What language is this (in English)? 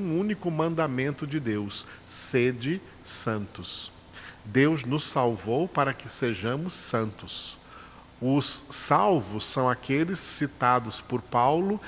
Portuguese